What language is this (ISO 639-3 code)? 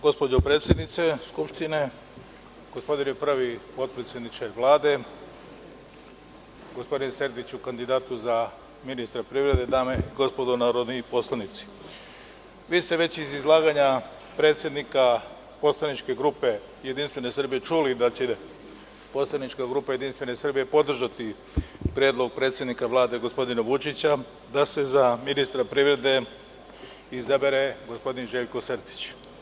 srp